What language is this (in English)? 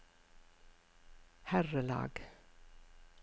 Norwegian